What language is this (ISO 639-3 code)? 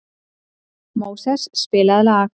isl